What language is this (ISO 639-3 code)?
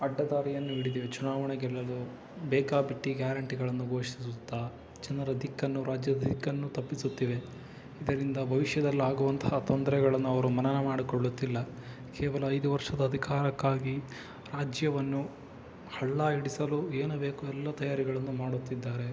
kan